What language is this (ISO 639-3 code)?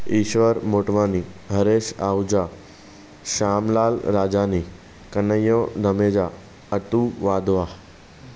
snd